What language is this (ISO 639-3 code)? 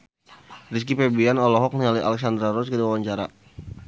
sun